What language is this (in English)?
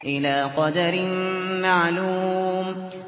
Arabic